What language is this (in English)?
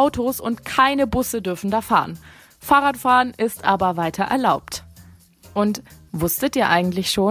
German